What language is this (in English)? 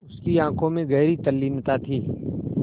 Hindi